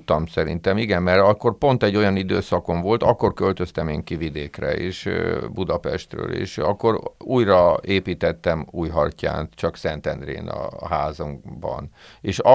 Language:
Hungarian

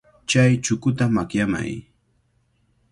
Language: Cajatambo North Lima Quechua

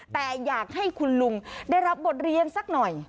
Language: Thai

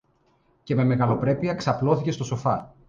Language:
Greek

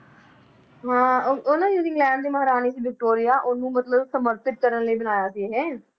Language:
Punjabi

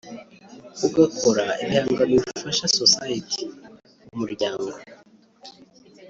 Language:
Kinyarwanda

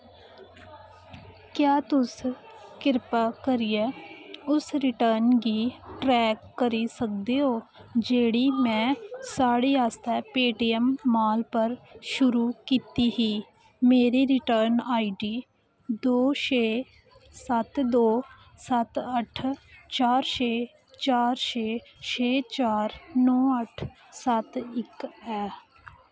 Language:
Dogri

